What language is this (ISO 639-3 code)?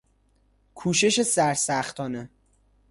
fas